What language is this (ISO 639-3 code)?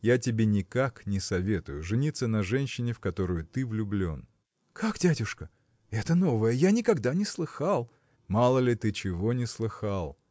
rus